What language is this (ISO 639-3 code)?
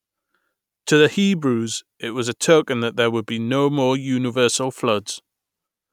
eng